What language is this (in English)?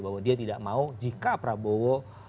Indonesian